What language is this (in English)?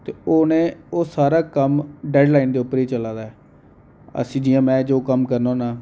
Dogri